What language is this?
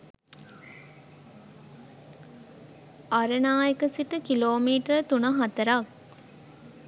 Sinhala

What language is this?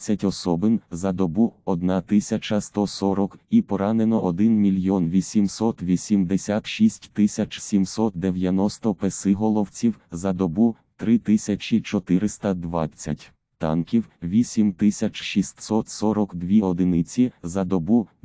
Ukrainian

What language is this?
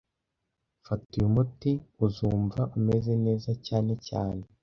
Kinyarwanda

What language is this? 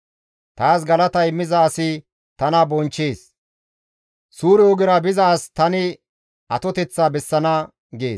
Gamo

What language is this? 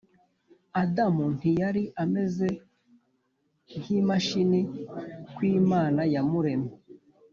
Kinyarwanda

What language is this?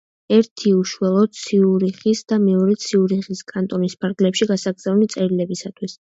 Georgian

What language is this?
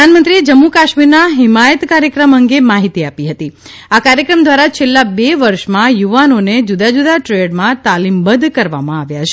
Gujarati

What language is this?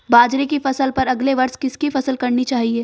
Hindi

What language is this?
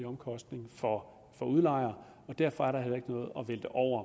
Danish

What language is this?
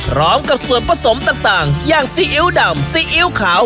Thai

